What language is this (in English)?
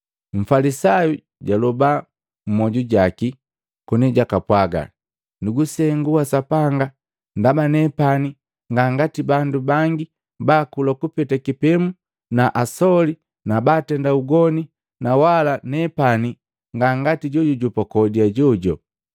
Matengo